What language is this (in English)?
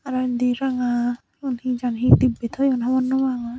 Chakma